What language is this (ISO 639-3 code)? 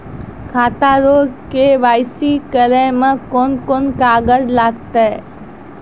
mai